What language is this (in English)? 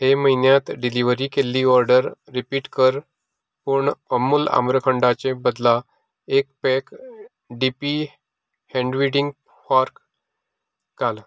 Konkani